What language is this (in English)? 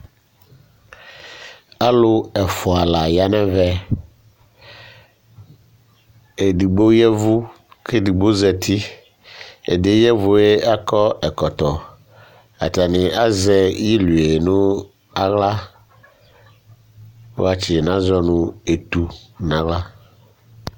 Ikposo